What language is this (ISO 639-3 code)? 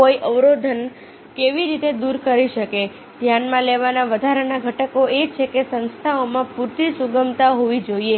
guj